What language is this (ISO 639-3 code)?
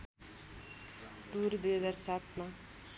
nep